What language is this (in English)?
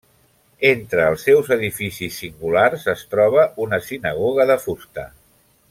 Catalan